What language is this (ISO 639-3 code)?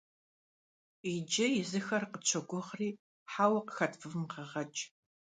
kbd